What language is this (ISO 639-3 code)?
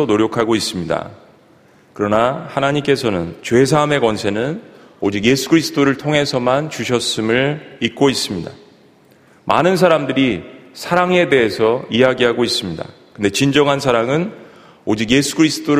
kor